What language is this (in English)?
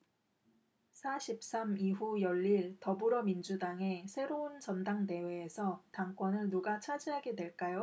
Korean